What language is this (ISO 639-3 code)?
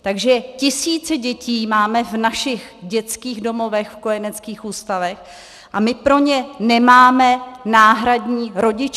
ces